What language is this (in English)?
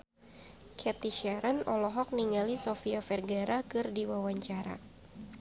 Sundanese